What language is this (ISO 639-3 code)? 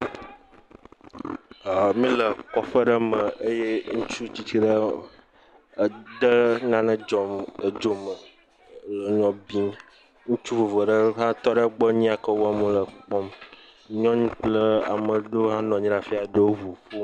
ewe